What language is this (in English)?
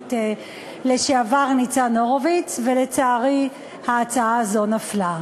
Hebrew